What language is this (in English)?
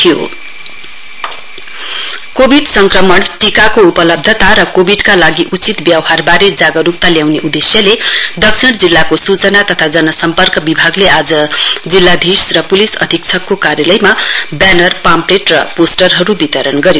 Nepali